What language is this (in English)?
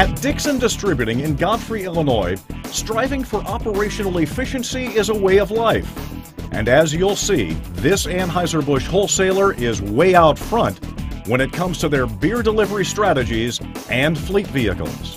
English